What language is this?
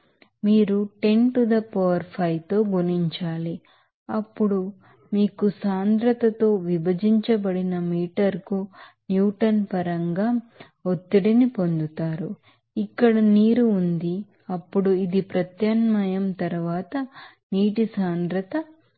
Telugu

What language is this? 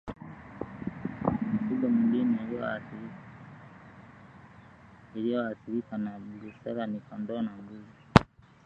Swahili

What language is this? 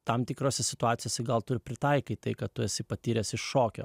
Lithuanian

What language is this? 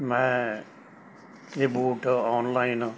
Punjabi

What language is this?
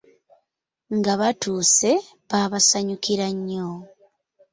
Ganda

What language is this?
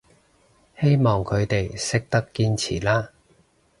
Cantonese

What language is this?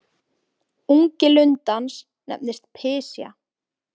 Icelandic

